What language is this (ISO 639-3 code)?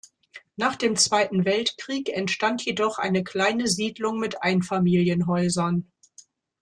deu